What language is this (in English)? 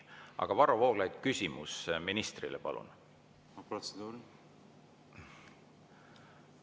Estonian